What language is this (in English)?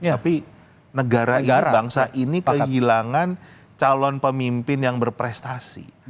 Indonesian